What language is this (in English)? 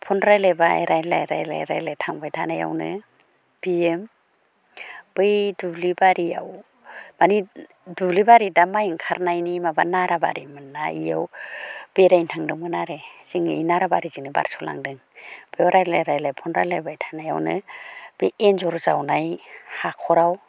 Bodo